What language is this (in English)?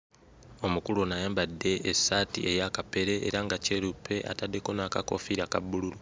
Ganda